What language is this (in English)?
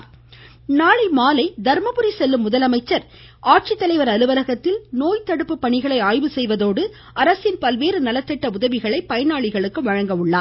Tamil